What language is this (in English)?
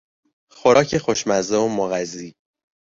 Persian